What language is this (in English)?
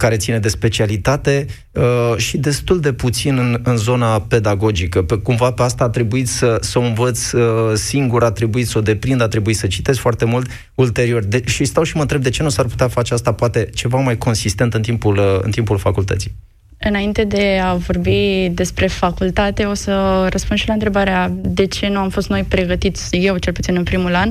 Romanian